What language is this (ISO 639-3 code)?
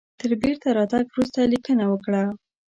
pus